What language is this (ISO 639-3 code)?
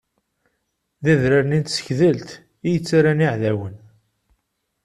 kab